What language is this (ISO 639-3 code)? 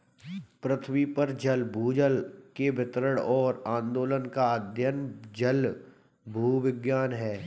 hin